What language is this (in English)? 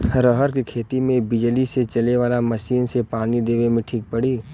Bhojpuri